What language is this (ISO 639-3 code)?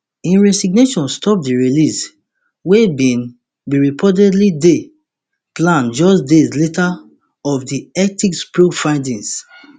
pcm